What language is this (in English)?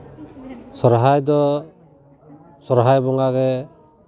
Santali